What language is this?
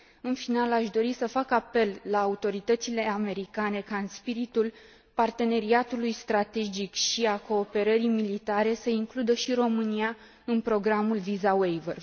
Romanian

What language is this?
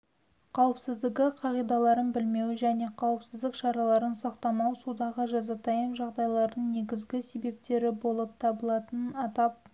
Kazakh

